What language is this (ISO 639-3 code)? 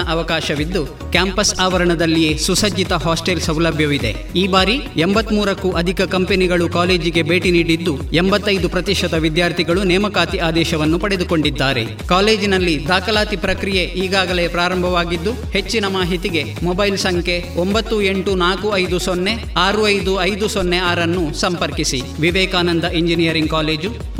kan